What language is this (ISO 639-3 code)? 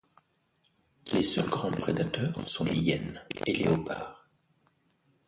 fra